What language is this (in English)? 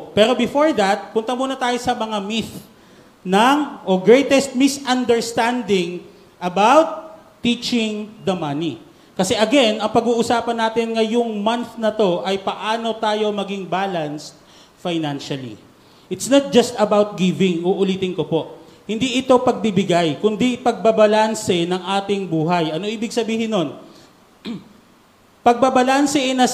Filipino